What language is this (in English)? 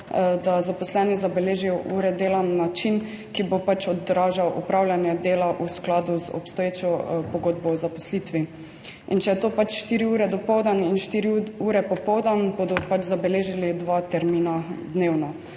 Slovenian